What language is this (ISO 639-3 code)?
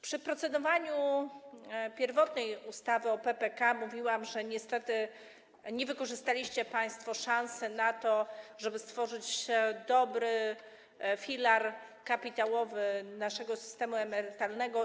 pol